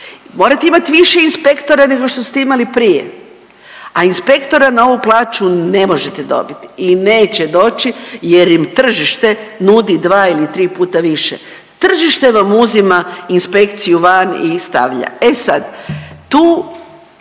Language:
Croatian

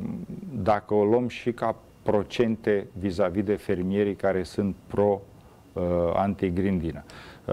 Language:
Romanian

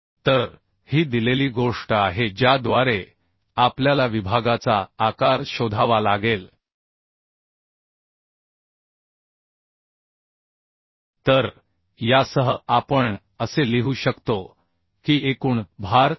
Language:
Marathi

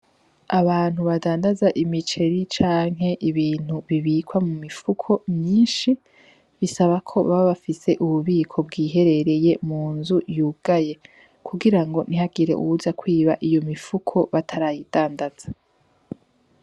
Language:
Rundi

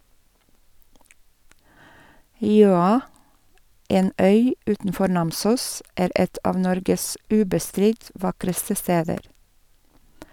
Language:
Norwegian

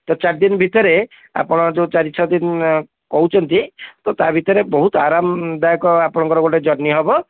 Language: Odia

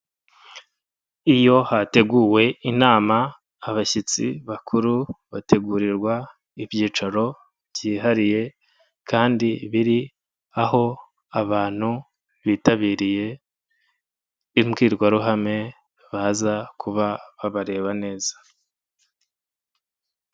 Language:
Kinyarwanda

